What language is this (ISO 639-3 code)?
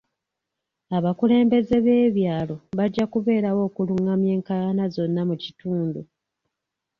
lug